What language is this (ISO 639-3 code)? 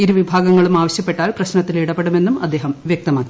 mal